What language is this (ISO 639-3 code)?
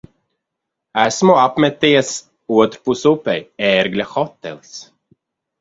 lav